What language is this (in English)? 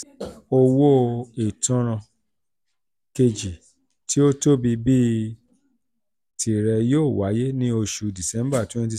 Yoruba